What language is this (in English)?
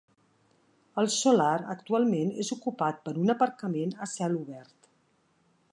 Catalan